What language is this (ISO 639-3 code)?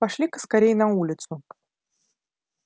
rus